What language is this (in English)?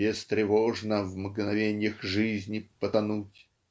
Russian